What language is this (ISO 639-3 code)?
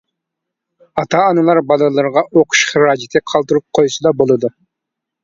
uig